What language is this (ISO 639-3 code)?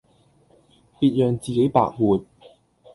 yue